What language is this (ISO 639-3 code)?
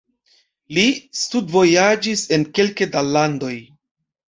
epo